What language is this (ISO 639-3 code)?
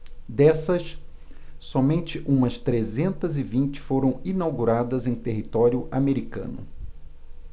por